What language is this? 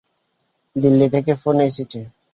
Bangla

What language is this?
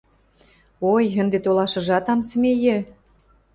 Western Mari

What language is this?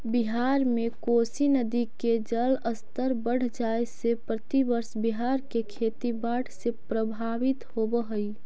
Magahi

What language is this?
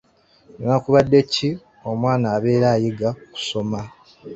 Ganda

